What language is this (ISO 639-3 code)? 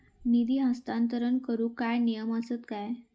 mar